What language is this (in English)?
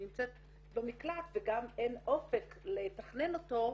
Hebrew